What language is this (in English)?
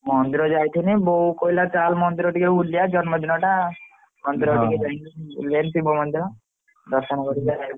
Odia